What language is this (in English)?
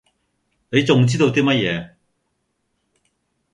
Cantonese